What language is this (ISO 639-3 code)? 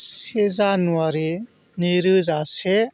brx